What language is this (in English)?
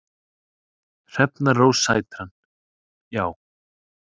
Icelandic